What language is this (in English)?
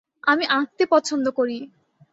Bangla